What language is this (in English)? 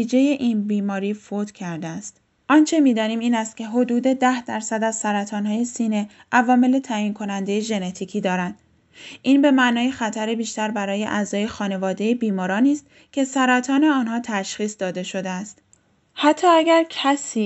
Persian